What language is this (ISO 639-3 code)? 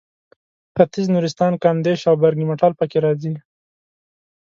pus